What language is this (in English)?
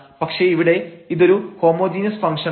Malayalam